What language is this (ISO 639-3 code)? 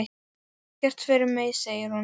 isl